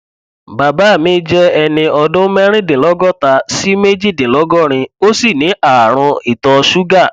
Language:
Yoruba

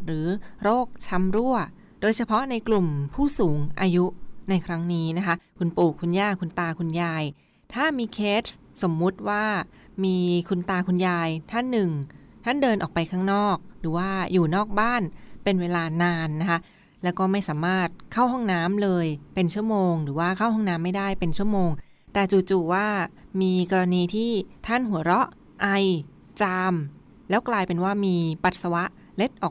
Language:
Thai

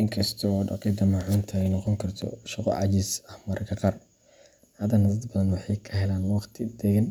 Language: Somali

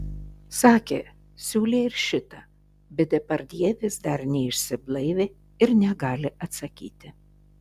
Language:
Lithuanian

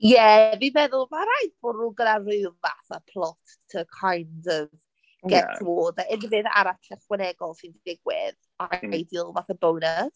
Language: Welsh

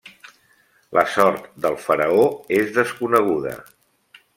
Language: Catalan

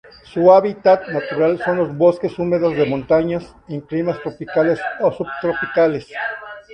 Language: Spanish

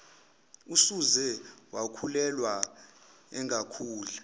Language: Zulu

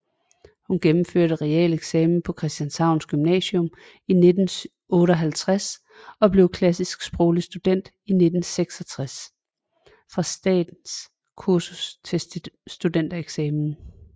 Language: Danish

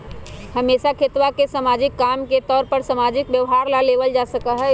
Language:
Magahi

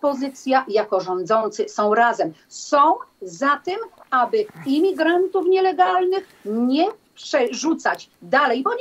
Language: Polish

